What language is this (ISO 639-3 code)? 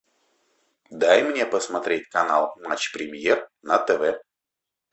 rus